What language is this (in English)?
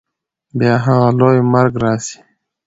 Pashto